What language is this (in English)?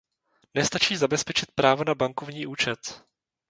Czech